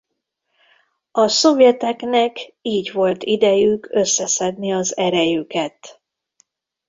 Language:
Hungarian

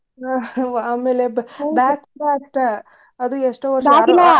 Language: Kannada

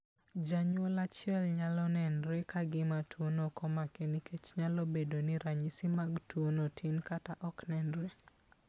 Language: Luo (Kenya and Tanzania)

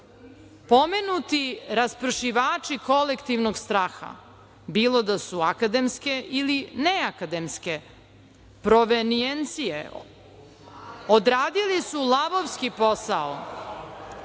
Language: Serbian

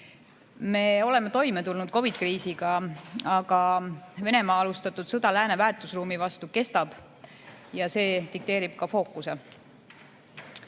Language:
Estonian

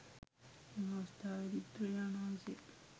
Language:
Sinhala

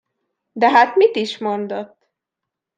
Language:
Hungarian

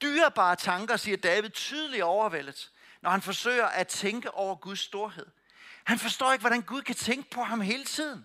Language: Danish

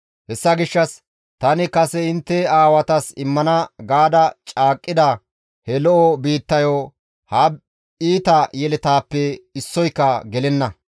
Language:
Gamo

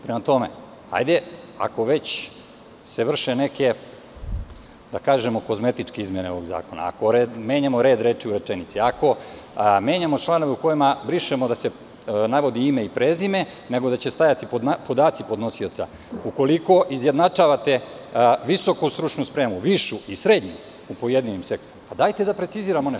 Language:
Serbian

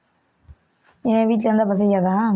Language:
Tamil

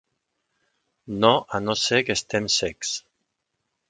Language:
Catalan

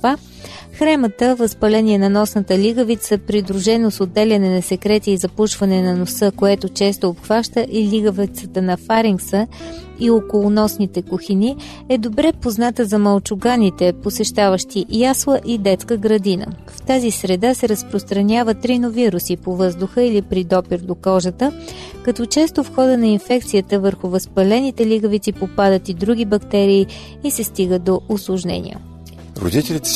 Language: Bulgarian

